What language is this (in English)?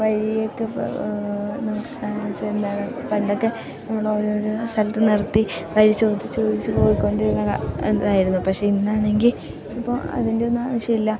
Malayalam